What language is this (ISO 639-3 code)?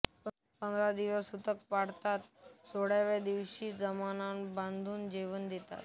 mar